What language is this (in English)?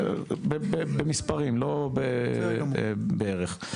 Hebrew